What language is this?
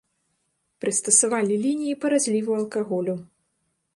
Belarusian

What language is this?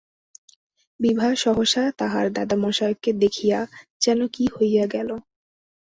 Bangla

